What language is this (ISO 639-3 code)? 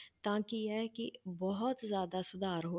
pan